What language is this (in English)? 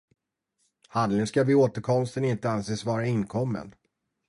Swedish